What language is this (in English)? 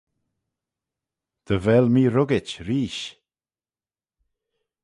Manx